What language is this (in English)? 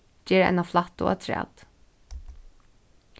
Faroese